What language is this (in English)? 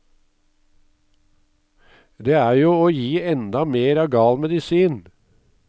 Norwegian